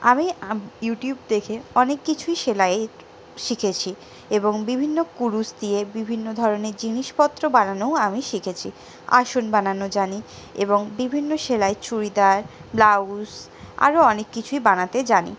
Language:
Bangla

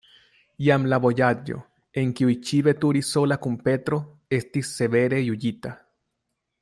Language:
Esperanto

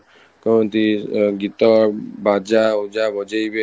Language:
Odia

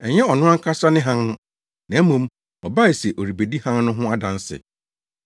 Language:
Akan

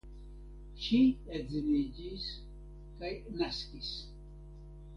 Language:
Esperanto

